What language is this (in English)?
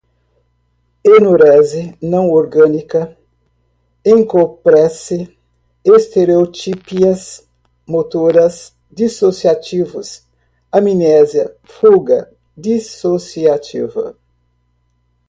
Portuguese